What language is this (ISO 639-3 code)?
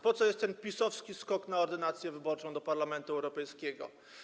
pol